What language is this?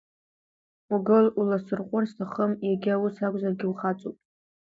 Abkhazian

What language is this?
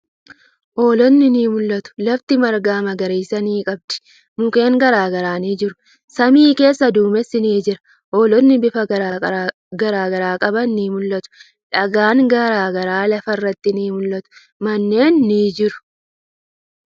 Oromo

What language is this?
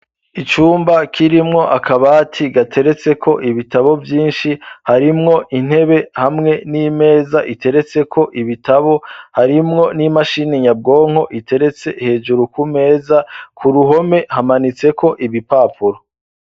Rundi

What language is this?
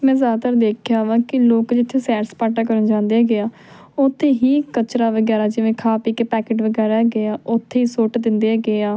Punjabi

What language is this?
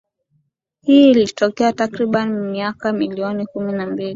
Swahili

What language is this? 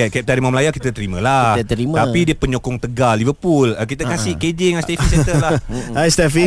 Malay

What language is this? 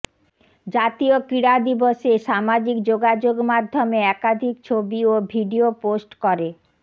Bangla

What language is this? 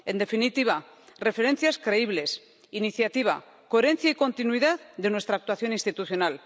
Spanish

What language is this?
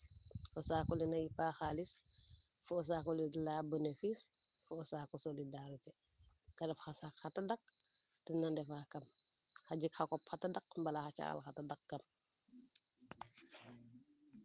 Serer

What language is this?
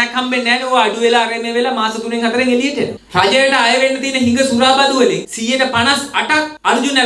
Arabic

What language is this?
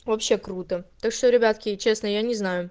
Russian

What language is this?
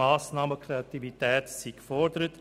Swiss German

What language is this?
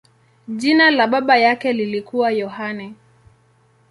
Swahili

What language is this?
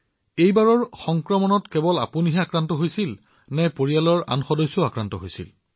Assamese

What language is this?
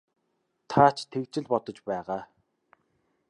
Mongolian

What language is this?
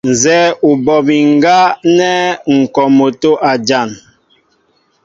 Mbo (Cameroon)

